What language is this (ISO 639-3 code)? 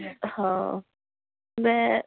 urd